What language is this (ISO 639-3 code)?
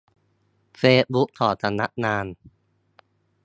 tha